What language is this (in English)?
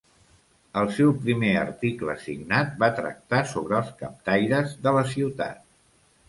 Catalan